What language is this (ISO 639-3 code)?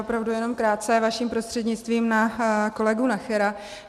ces